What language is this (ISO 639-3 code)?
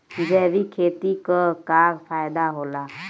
bho